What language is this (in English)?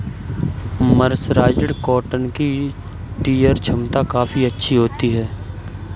Hindi